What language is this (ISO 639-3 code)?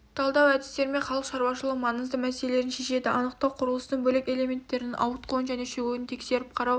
kaz